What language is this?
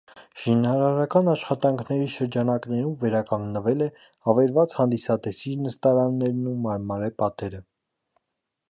Armenian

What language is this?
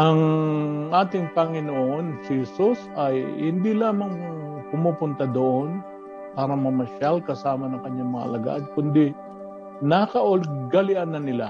Filipino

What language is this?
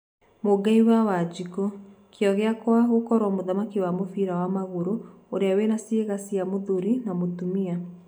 Kikuyu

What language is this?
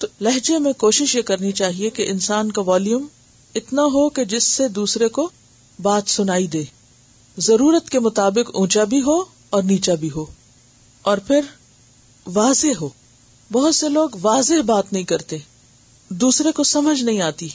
Urdu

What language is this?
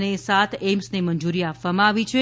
Gujarati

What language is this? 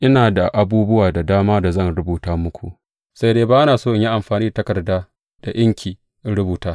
Hausa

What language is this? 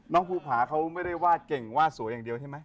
Thai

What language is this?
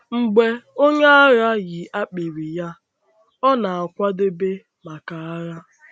Igbo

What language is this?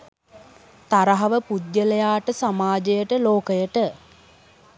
Sinhala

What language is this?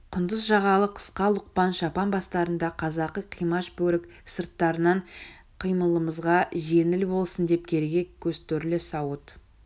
Kazakh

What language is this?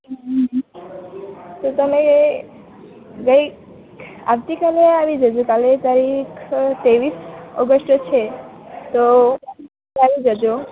Gujarati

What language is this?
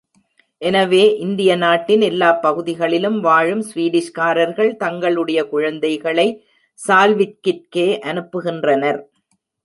Tamil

